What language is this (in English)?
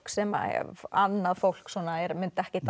Icelandic